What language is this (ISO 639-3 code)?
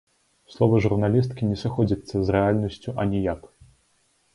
bel